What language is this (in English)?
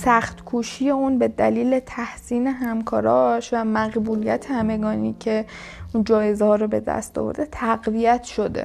Persian